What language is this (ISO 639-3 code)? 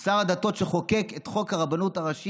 heb